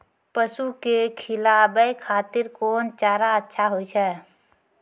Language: Maithili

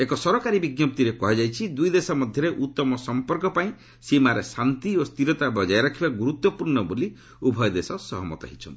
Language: Odia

